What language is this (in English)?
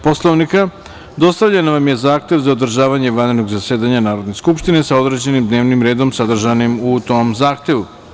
Serbian